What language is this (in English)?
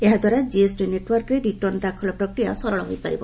Odia